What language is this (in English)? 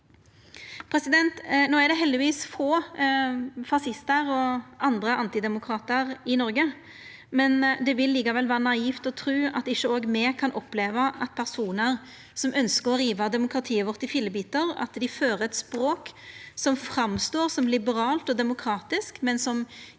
Norwegian